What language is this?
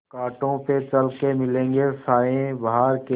Hindi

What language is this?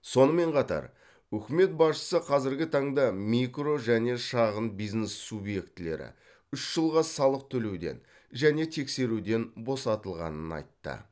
Kazakh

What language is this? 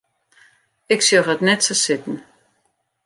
Western Frisian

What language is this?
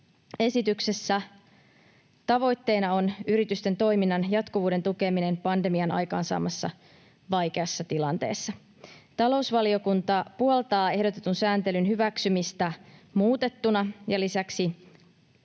Finnish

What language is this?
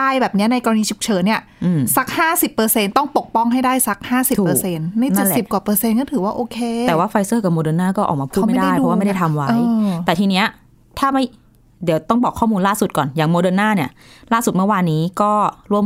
Thai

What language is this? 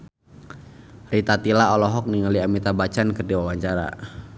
Sundanese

